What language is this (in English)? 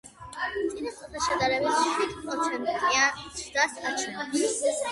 Georgian